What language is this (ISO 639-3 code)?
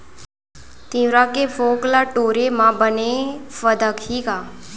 hne